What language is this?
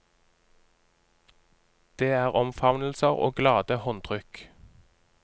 Norwegian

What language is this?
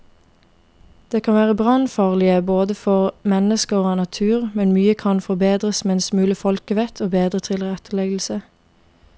Norwegian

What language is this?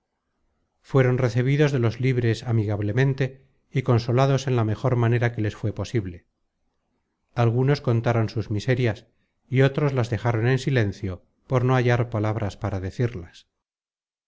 Spanish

